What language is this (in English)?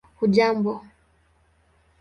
Swahili